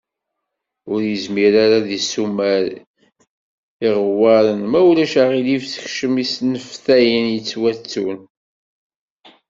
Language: Kabyle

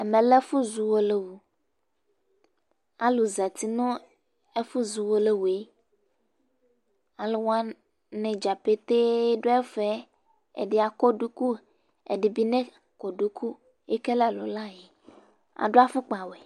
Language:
Ikposo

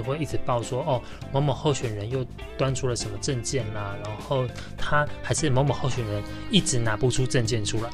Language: Chinese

